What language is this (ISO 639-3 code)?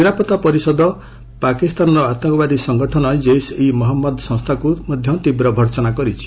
ori